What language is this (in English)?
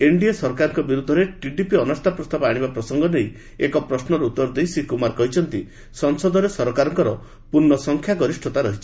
Odia